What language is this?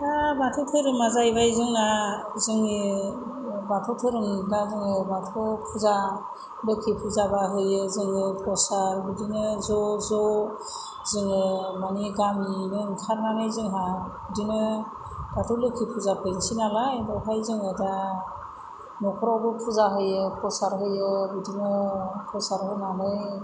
Bodo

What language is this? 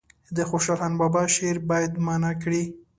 Pashto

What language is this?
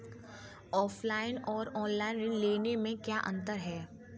Hindi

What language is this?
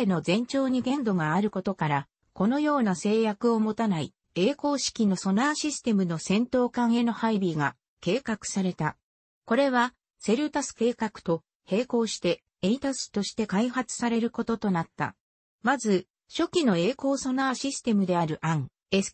Japanese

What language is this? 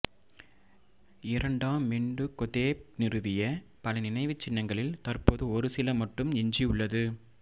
Tamil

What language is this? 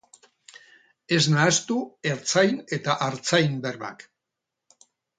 Basque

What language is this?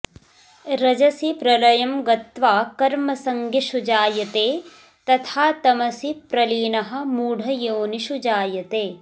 Sanskrit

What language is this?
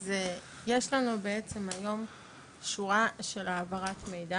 Hebrew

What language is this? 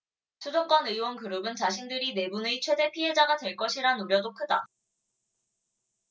Korean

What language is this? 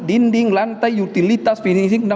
Indonesian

